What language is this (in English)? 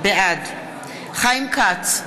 Hebrew